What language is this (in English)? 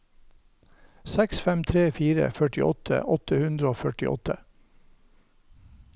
Norwegian